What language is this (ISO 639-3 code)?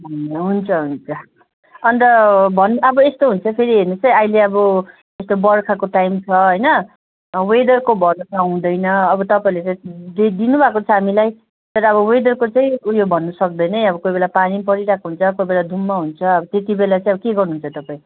nep